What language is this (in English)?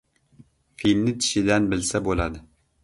Uzbek